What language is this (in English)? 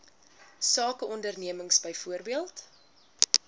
Afrikaans